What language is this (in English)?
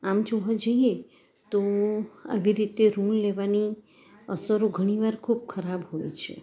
Gujarati